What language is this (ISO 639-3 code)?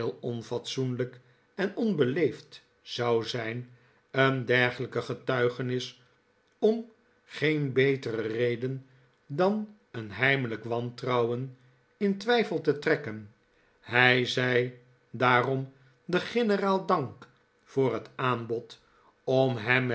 nld